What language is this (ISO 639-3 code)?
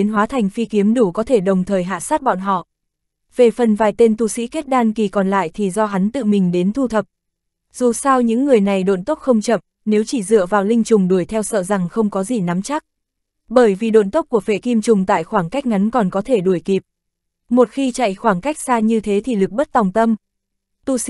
vie